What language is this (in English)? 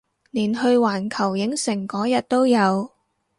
Cantonese